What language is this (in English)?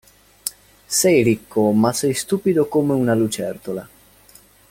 Italian